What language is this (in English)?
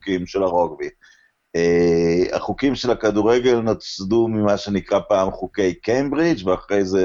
Hebrew